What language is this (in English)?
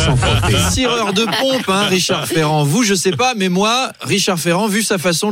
French